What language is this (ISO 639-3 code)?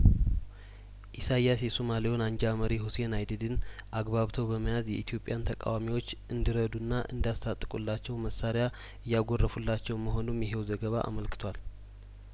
amh